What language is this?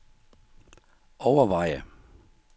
Danish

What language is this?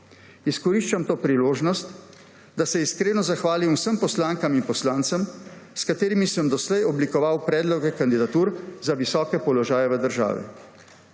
Slovenian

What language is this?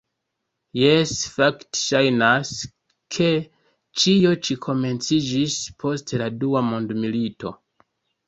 Esperanto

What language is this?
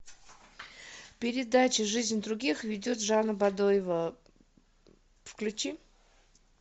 Russian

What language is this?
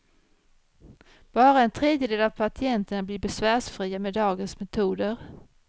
Swedish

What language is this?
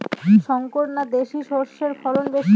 Bangla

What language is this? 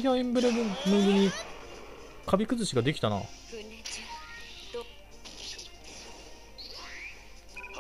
Japanese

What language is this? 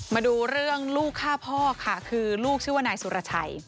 Thai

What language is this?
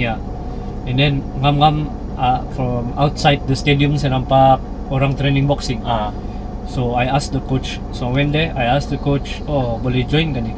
Malay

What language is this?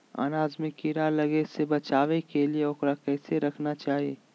Magahi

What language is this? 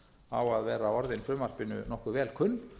Icelandic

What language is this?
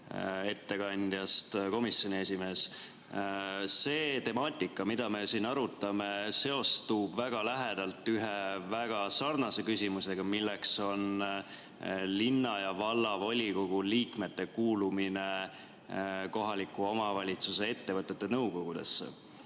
Estonian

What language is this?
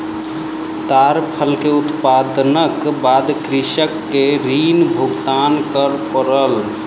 Maithili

